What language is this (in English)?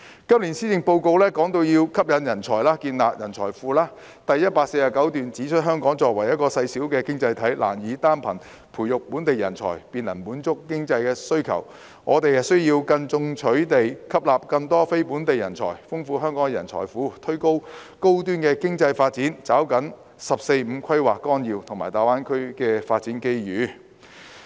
Cantonese